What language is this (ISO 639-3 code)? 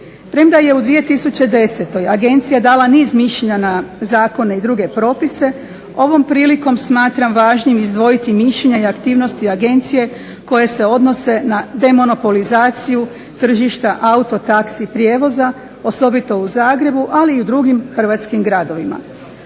hrv